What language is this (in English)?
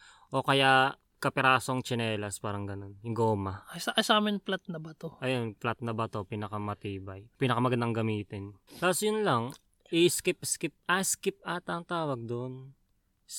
Filipino